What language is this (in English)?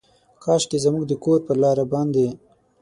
Pashto